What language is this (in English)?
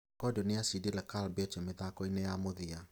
Kikuyu